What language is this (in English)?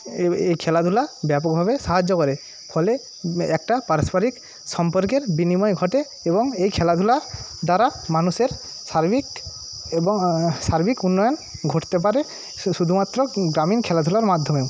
Bangla